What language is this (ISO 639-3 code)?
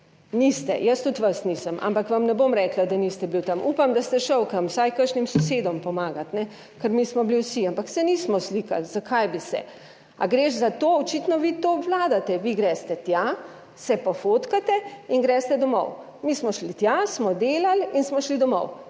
slv